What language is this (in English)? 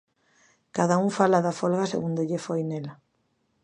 Galician